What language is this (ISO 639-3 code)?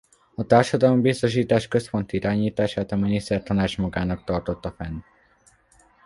hun